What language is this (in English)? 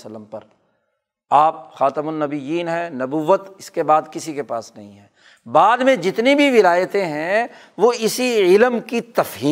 Urdu